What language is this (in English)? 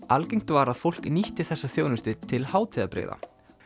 Icelandic